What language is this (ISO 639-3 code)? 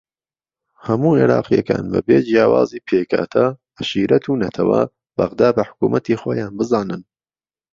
ckb